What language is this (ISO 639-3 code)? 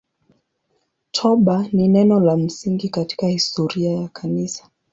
swa